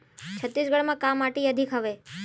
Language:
Chhattisgarhi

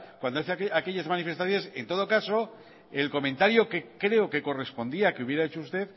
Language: Spanish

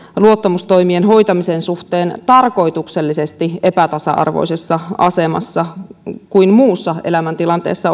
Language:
Finnish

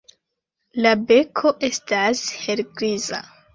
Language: Esperanto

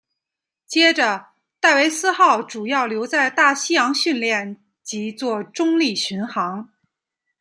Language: Chinese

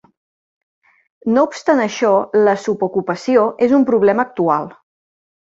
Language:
Catalan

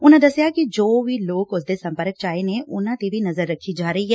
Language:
Punjabi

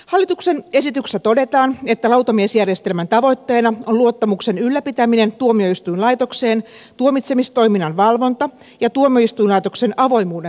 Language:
Finnish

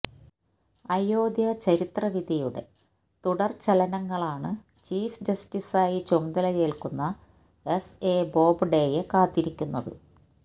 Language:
Malayalam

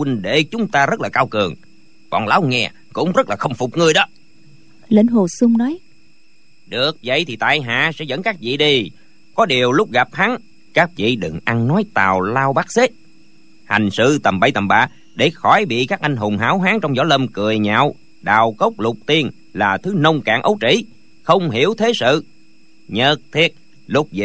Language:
Vietnamese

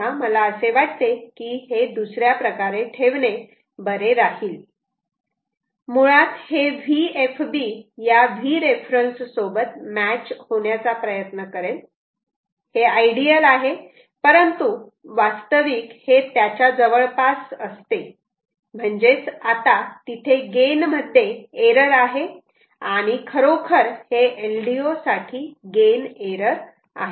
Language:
Marathi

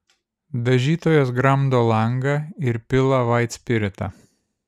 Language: Lithuanian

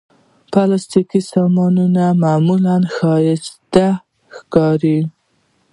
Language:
Pashto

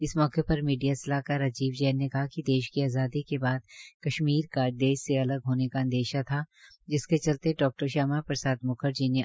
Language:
Hindi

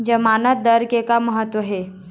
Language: Chhattisgarhi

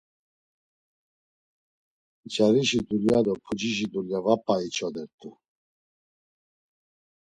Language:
Laz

